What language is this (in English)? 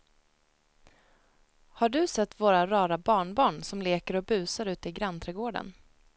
Swedish